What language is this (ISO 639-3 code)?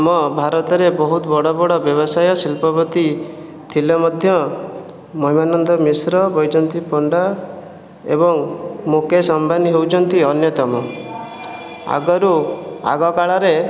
ori